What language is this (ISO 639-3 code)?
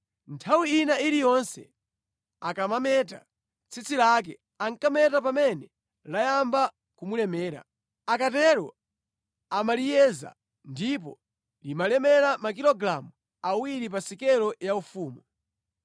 nya